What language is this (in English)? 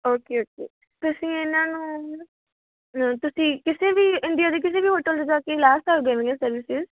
Punjabi